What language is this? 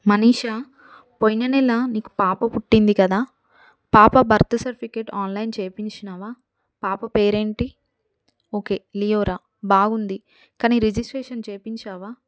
Telugu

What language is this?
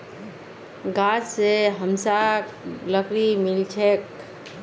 Magahi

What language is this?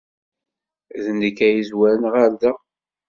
Kabyle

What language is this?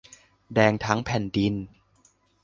Thai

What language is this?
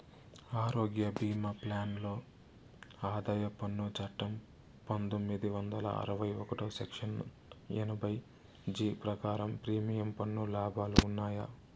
Telugu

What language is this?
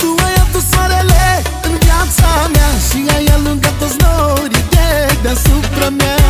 Romanian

